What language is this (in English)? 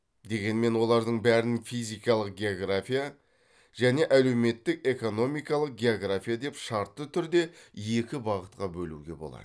Kazakh